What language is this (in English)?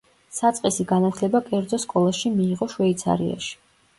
Georgian